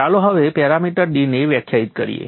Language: Gujarati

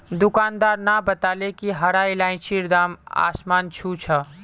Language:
Magahi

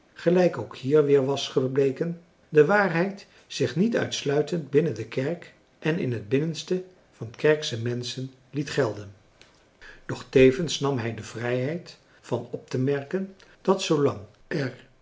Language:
Dutch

